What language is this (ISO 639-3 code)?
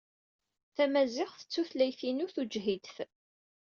kab